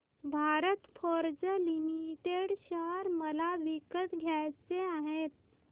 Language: Marathi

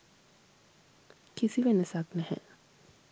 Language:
Sinhala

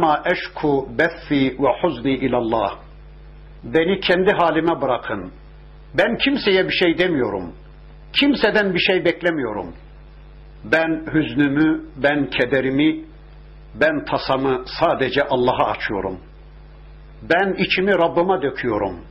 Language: Turkish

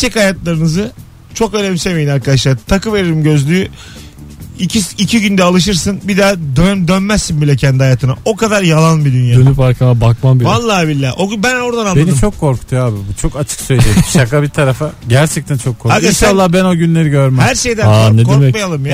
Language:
Turkish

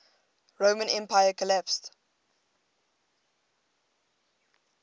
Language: English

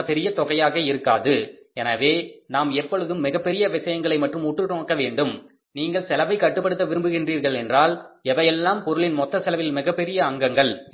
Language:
Tamil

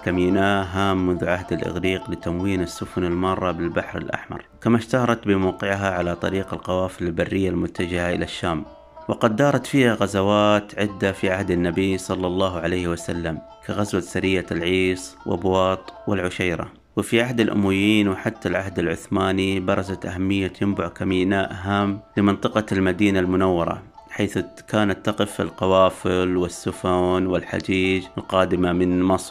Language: Arabic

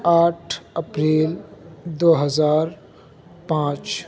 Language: Urdu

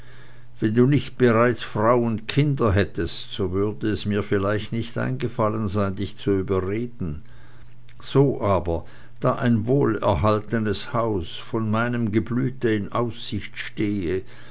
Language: German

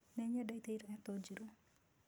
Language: Kikuyu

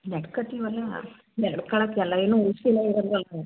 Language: Kannada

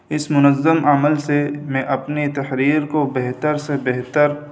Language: Urdu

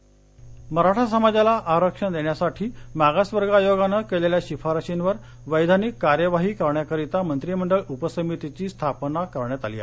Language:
Marathi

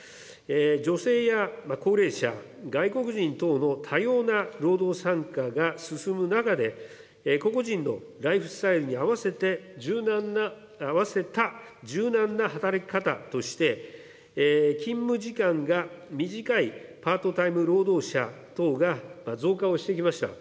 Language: Japanese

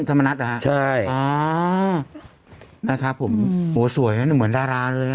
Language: Thai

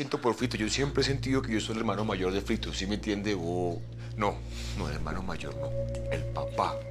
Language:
Spanish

